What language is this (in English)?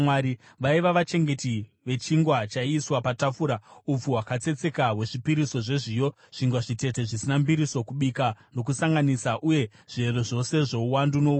Shona